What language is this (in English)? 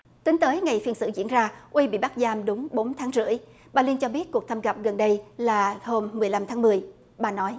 Vietnamese